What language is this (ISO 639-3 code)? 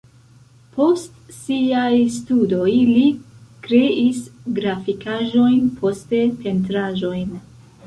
epo